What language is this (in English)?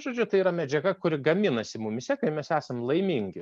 Lithuanian